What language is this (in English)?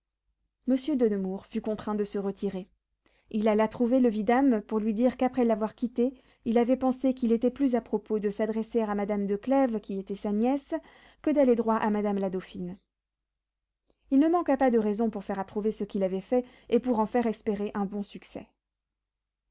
French